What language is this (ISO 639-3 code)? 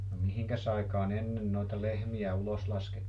fin